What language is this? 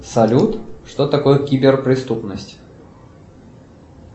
Russian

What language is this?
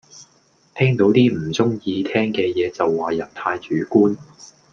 Cantonese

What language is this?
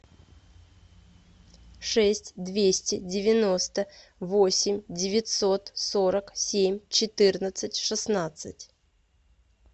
Russian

